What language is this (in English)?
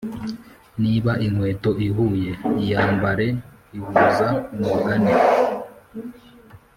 Kinyarwanda